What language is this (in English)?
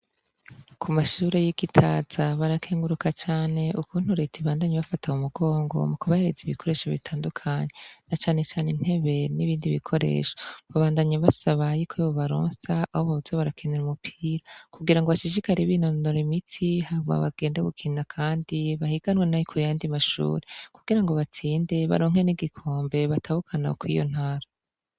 Rundi